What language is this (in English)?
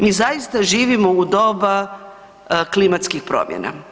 Croatian